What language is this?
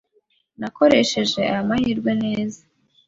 Kinyarwanda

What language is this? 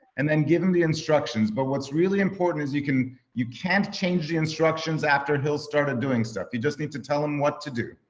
English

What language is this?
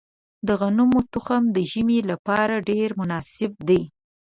Pashto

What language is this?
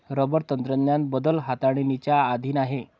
Marathi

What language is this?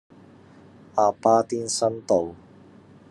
Cantonese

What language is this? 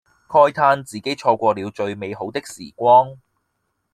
Cantonese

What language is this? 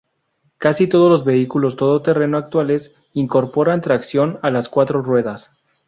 Spanish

